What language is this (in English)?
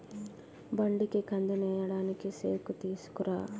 Telugu